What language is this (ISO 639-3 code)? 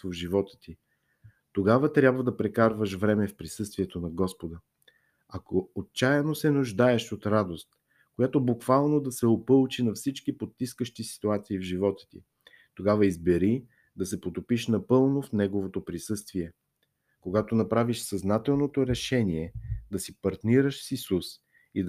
bul